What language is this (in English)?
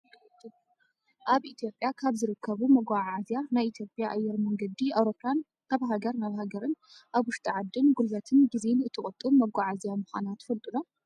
Tigrinya